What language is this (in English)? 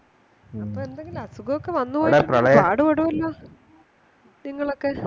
Malayalam